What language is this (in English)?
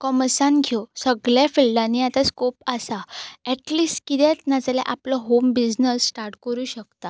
Konkani